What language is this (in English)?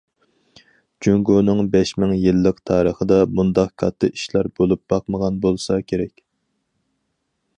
Uyghur